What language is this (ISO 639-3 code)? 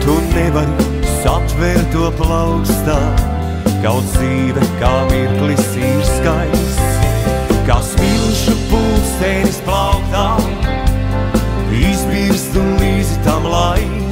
lav